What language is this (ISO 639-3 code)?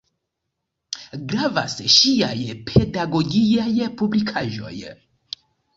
epo